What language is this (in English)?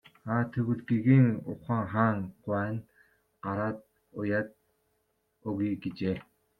Mongolian